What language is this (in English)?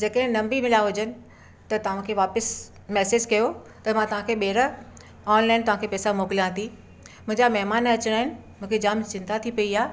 Sindhi